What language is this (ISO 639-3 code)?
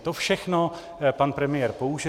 ces